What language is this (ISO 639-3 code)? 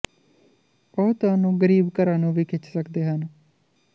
pan